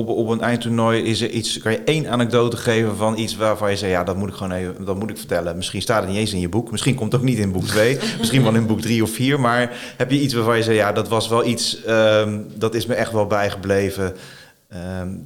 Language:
Dutch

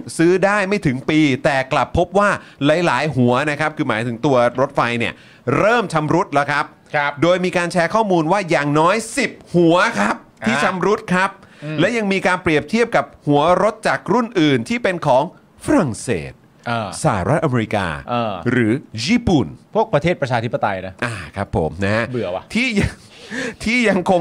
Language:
Thai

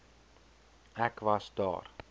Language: Afrikaans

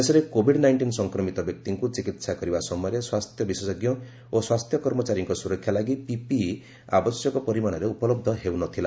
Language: Odia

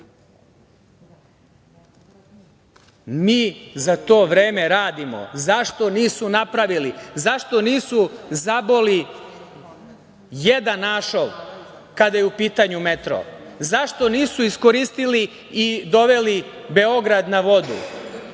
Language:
Serbian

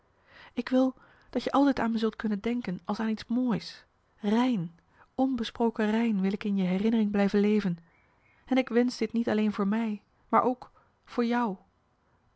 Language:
Dutch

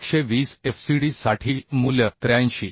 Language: Marathi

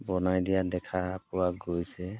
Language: Assamese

